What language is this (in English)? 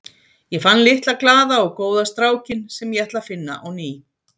Icelandic